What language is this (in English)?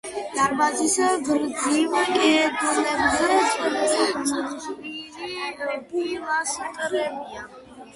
Georgian